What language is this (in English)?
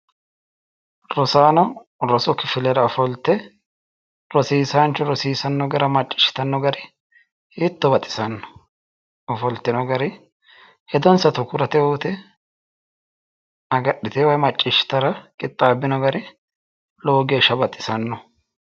Sidamo